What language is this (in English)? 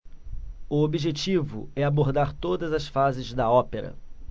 Portuguese